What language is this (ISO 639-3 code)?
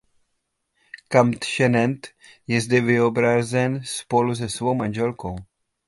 ces